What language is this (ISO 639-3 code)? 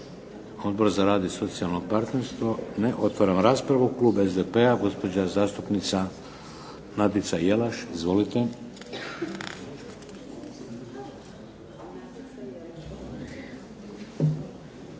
hrv